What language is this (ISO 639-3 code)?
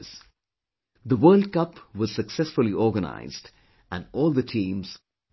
eng